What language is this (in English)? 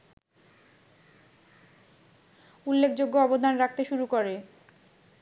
Bangla